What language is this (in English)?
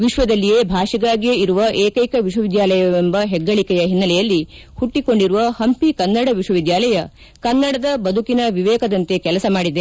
Kannada